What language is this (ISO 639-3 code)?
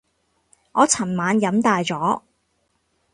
yue